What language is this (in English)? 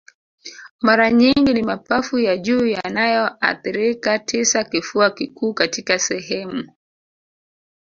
Swahili